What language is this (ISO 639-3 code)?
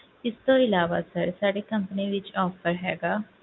pan